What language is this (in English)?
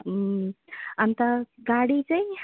Nepali